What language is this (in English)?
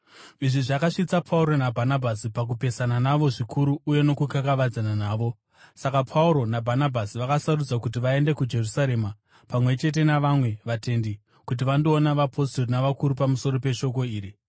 Shona